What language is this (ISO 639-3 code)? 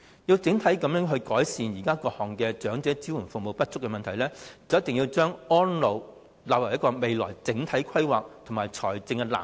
yue